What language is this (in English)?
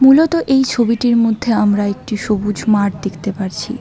Bangla